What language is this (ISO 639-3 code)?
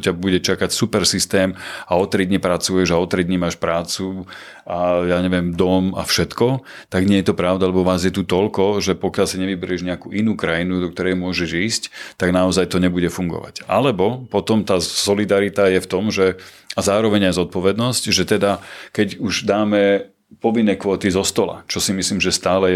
slk